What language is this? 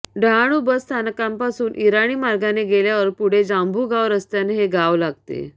Marathi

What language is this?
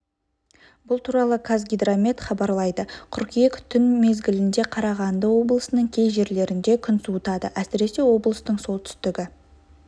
Kazakh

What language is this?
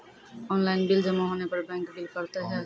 Maithili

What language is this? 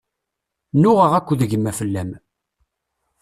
Kabyle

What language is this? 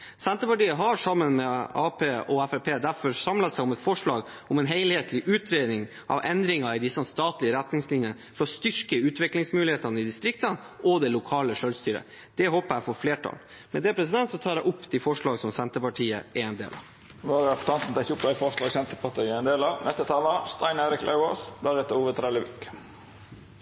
Norwegian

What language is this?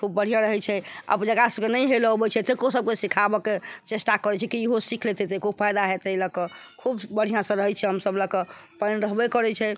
Maithili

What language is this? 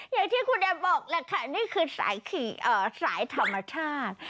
Thai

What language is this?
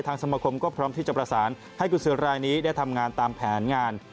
Thai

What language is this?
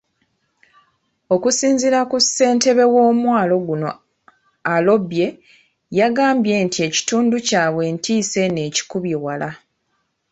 Ganda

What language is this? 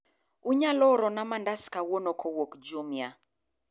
Luo (Kenya and Tanzania)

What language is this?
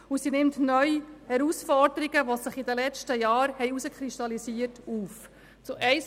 Swiss German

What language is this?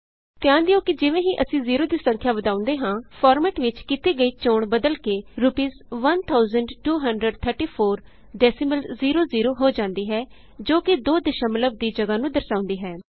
Punjabi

